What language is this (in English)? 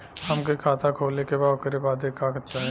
Bhojpuri